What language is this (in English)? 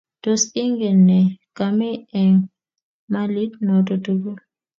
Kalenjin